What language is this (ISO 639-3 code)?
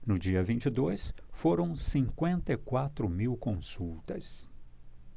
por